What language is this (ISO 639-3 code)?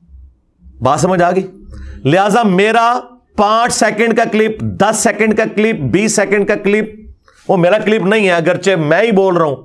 urd